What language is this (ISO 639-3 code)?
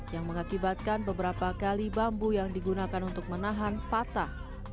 ind